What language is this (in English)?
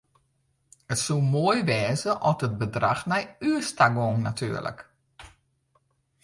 Western Frisian